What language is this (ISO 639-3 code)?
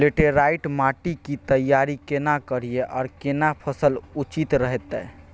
mai